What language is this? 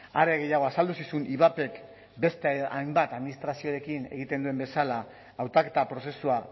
Basque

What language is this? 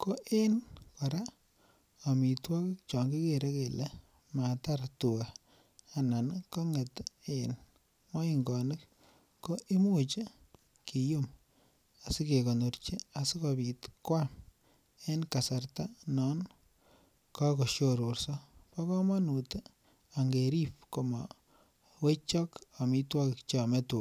Kalenjin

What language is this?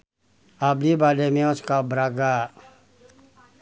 Sundanese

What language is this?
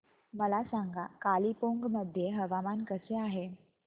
Marathi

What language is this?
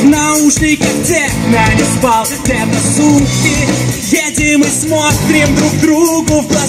Russian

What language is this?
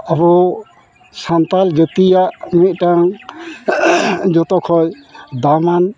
Santali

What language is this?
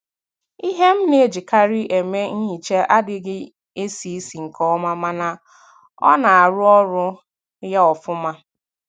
Igbo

